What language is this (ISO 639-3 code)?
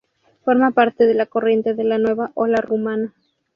spa